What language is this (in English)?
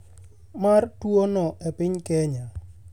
Luo (Kenya and Tanzania)